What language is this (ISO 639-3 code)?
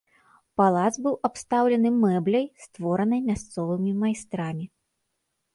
bel